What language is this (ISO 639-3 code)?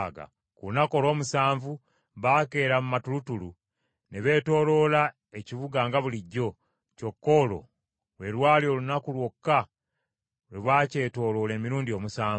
lug